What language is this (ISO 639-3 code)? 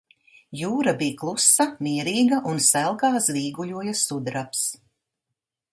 lav